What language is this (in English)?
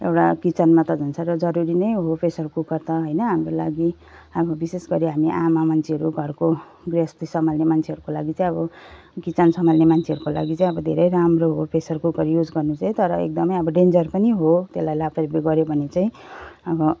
Nepali